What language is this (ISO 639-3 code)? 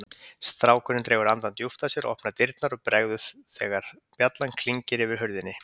isl